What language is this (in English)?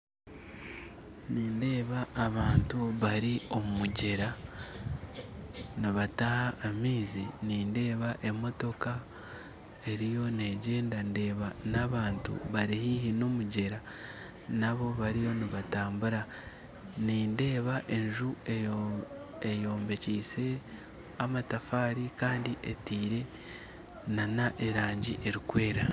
Nyankole